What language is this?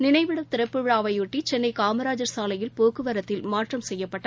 Tamil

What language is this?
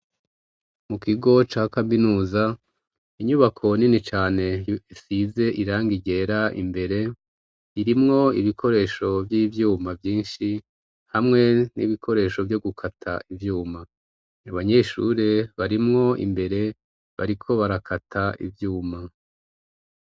Rundi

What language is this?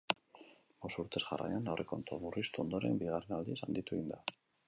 Basque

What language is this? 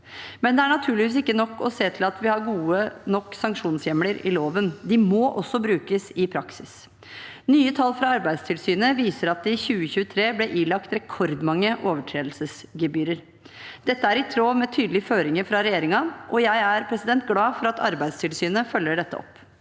Norwegian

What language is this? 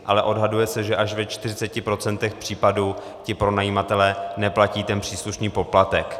Czech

